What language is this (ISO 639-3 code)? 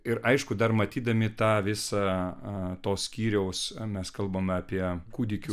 lit